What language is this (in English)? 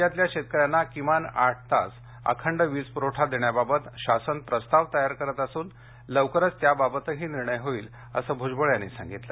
Marathi